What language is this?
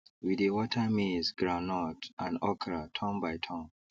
Nigerian Pidgin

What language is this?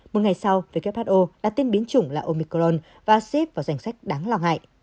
Vietnamese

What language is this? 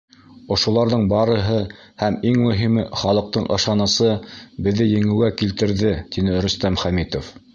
Bashkir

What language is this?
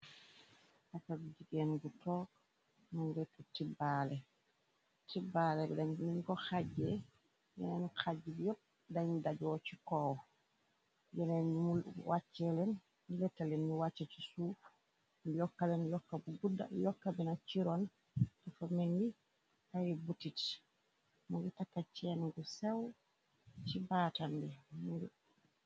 Wolof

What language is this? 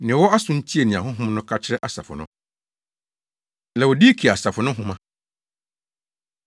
Akan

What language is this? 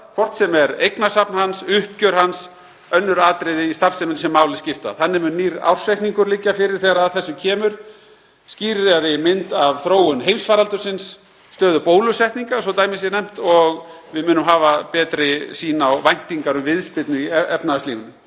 Icelandic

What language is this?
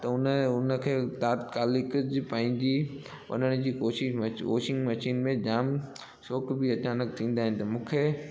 Sindhi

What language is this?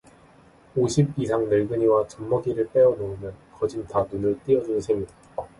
Korean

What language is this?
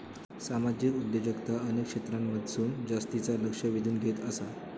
Marathi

